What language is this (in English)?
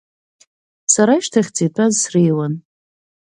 Abkhazian